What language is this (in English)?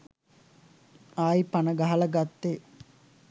Sinhala